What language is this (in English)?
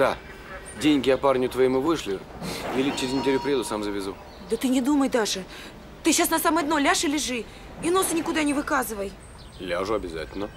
Russian